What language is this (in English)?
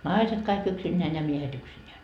Finnish